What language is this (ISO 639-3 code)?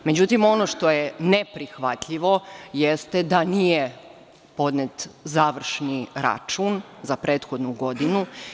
srp